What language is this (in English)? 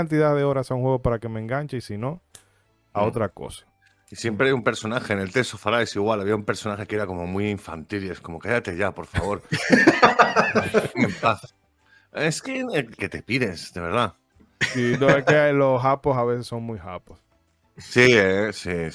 Spanish